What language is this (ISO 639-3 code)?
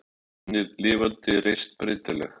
isl